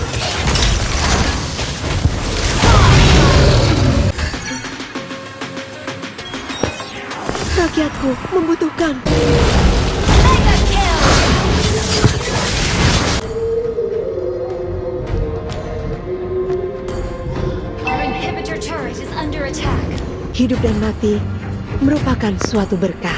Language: Indonesian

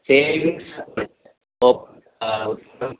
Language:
Sanskrit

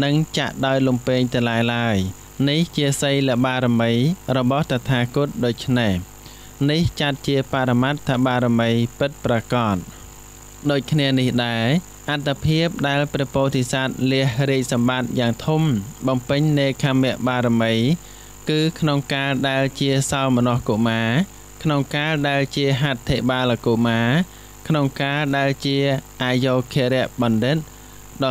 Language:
Thai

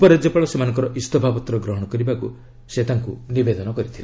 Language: Odia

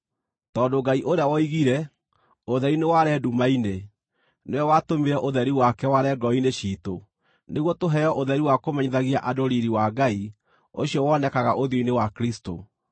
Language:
Kikuyu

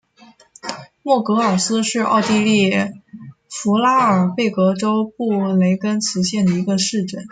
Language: Chinese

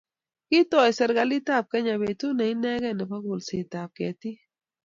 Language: Kalenjin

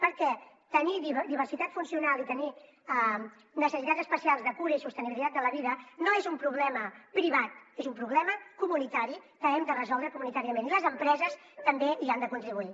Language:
Catalan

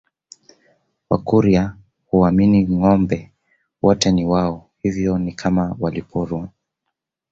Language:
Swahili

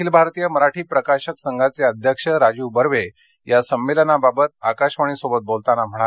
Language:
Marathi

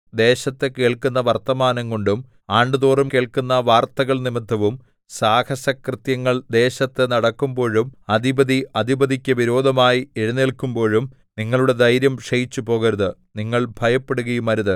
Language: Malayalam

